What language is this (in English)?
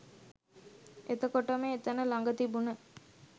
Sinhala